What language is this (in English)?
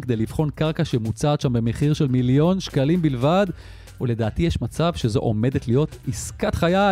Hebrew